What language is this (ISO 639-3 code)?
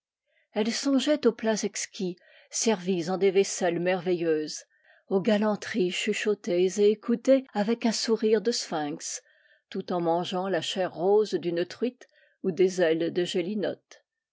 fra